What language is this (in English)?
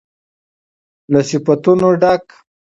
Pashto